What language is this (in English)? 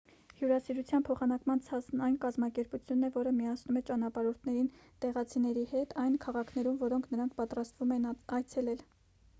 Armenian